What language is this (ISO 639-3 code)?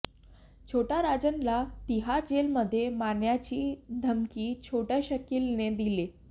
mar